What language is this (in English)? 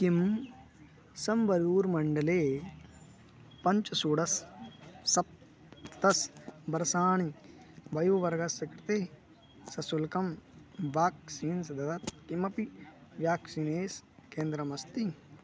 Sanskrit